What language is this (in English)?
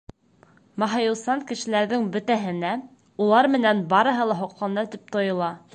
Bashkir